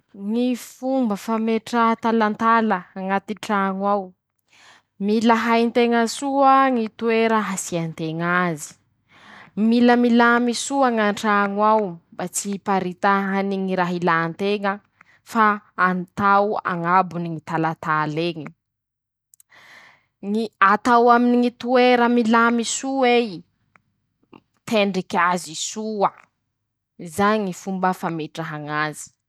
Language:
Masikoro Malagasy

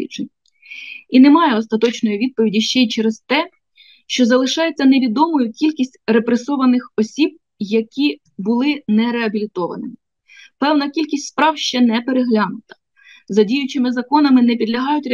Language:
Ukrainian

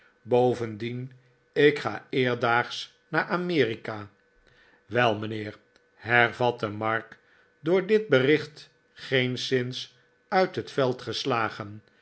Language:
Dutch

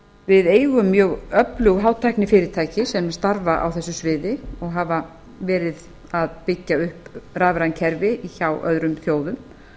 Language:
Icelandic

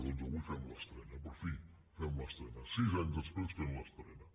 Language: Catalan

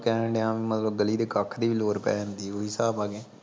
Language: Punjabi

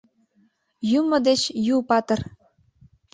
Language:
Mari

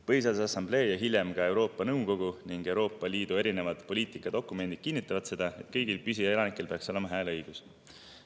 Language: Estonian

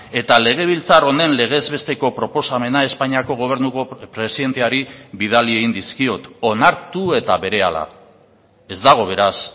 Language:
Basque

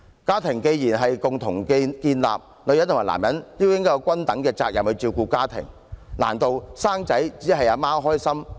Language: Cantonese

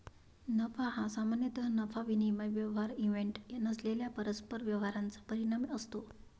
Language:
Marathi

